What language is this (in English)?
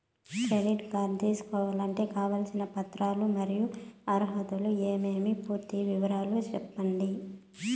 Telugu